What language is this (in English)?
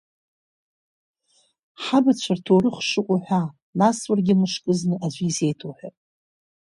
Abkhazian